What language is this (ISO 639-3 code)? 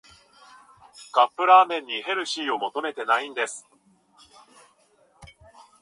jpn